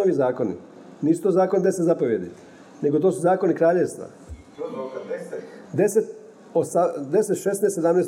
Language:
Croatian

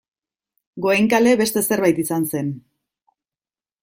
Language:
Basque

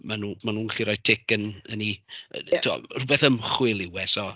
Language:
Welsh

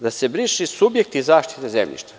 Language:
Serbian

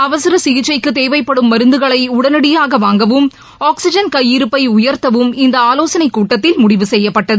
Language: Tamil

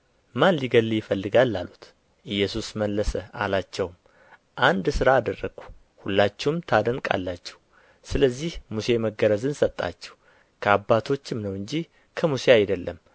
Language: Amharic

